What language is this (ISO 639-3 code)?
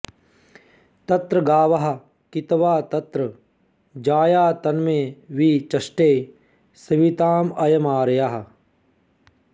san